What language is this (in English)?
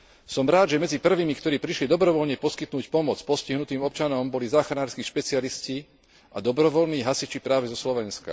Slovak